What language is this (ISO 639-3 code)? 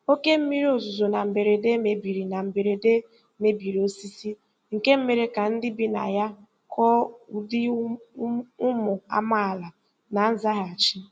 ibo